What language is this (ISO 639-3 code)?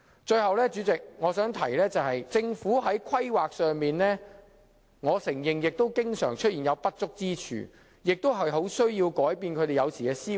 yue